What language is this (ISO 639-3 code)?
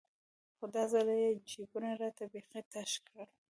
pus